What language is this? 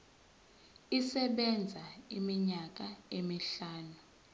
Zulu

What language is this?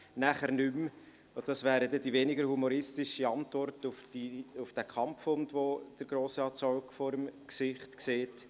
Swiss German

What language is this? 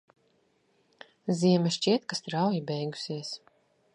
Latvian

